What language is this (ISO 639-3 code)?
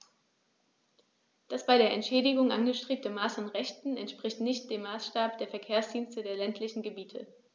deu